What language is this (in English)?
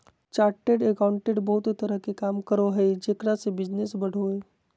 Magahi